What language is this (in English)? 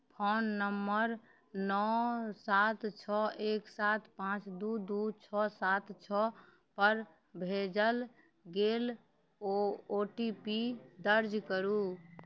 Maithili